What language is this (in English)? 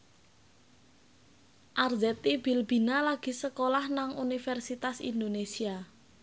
Javanese